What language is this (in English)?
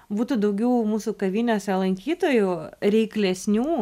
Lithuanian